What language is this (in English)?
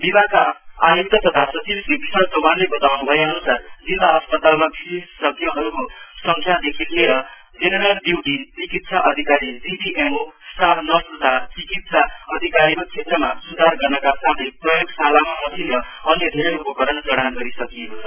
Nepali